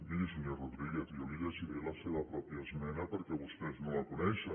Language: Catalan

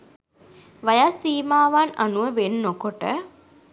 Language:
Sinhala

